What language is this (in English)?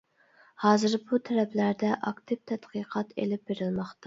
Uyghur